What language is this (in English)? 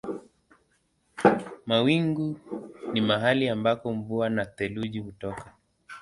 Swahili